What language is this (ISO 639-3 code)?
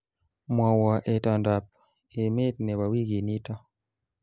kln